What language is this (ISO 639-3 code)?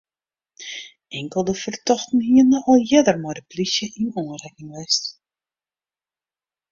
fry